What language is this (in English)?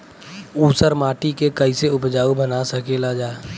Bhojpuri